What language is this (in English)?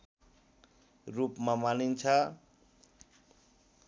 Nepali